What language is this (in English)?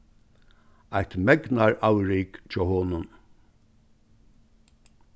Faroese